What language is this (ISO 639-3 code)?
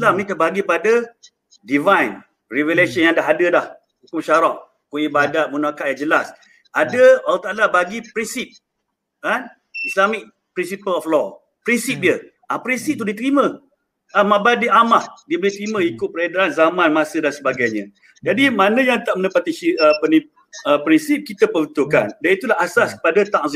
msa